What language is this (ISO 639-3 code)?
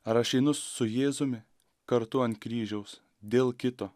lit